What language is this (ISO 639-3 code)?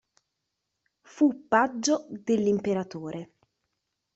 ita